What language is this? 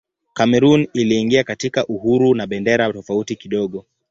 Swahili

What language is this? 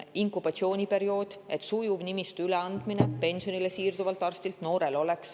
Estonian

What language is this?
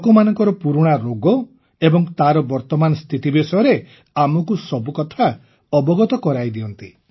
Odia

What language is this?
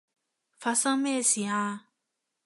Cantonese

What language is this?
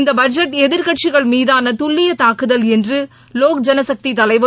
Tamil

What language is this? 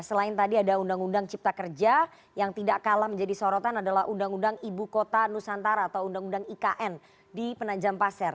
Indonesian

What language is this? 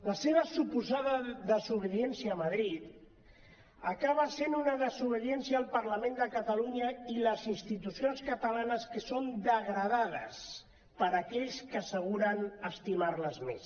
Catalan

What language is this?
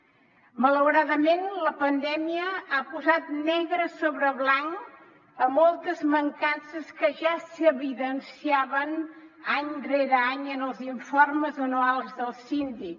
Catalan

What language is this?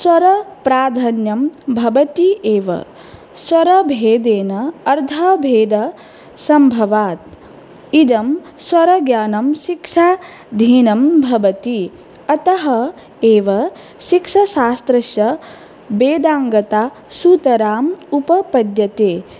Sanskrit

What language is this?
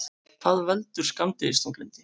Icelandic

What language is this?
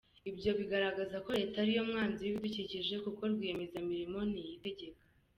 Kinyarwanda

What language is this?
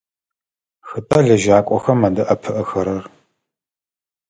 Adyghe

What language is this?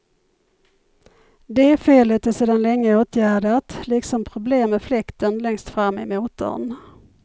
Swedish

